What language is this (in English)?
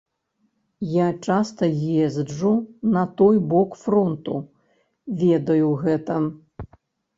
Belarusian